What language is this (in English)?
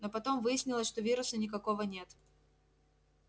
Russian